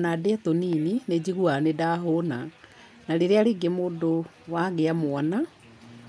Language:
Kikuyu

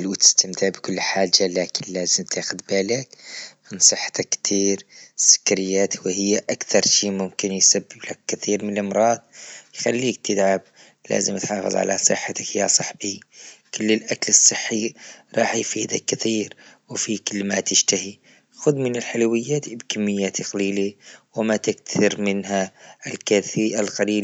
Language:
Libyan Arabic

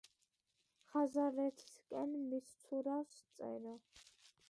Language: Georgian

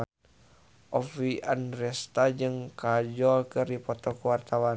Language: Sundanese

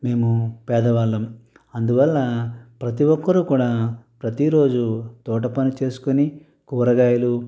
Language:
Telugu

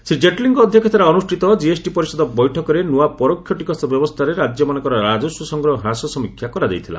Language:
Odia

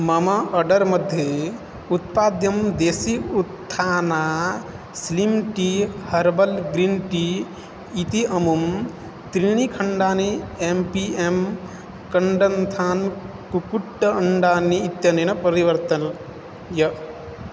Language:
Sanskrit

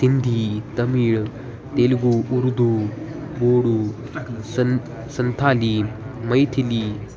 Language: Sanskrit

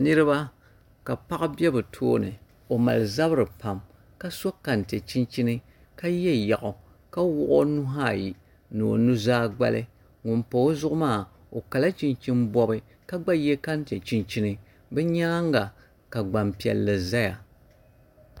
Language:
Dagbani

